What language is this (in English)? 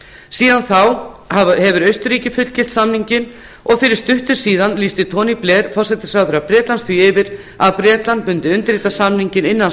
Icelandic